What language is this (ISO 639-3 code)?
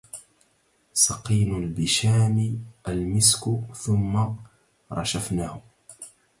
ara